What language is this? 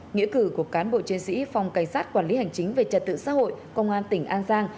Vietnamese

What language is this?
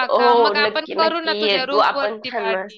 Marathi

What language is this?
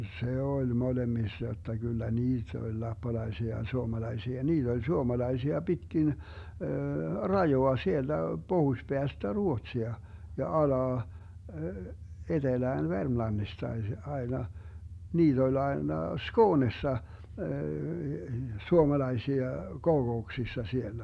Finnish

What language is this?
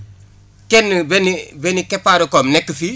Wolof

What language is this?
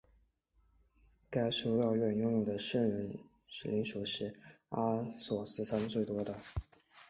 Chinese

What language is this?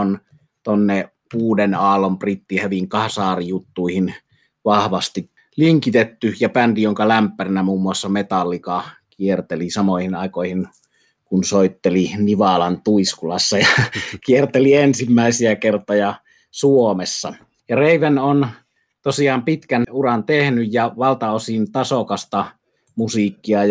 Finnish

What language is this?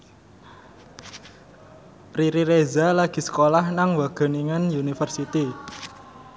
Javanese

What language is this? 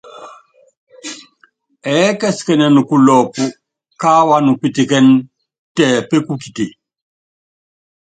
Yangben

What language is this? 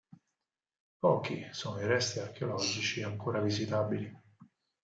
Italian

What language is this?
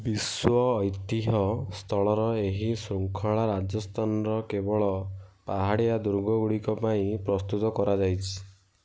Odia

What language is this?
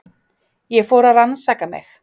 Icelandic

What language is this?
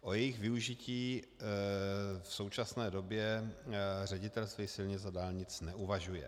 Czech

